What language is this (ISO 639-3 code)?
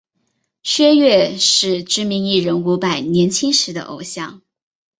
zho